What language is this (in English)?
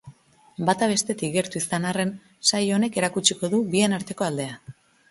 Basque